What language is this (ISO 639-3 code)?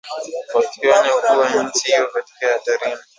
swa